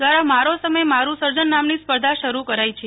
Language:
Gujarati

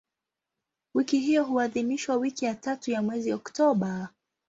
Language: Swahili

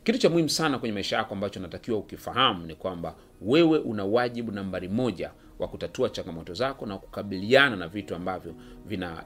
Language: Swahili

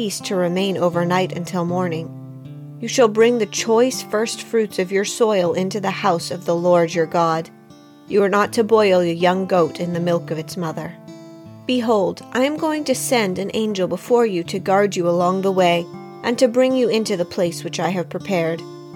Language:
English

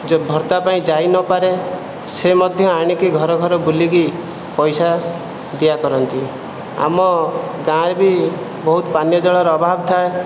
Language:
Odia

